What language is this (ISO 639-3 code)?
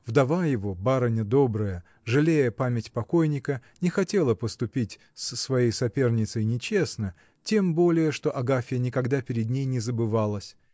rus